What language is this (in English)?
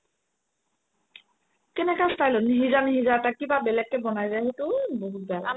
Assamese